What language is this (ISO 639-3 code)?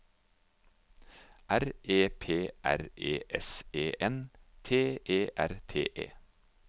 nor